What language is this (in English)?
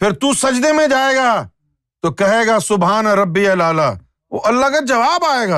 Urdu